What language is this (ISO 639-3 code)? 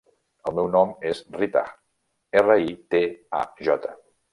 cat